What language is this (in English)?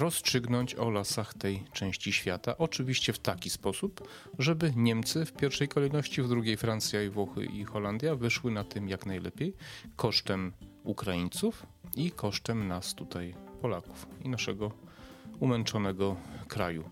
Polish